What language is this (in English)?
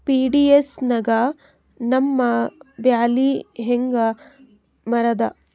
Kannada